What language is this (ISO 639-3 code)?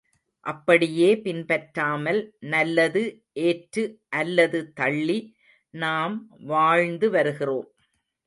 tam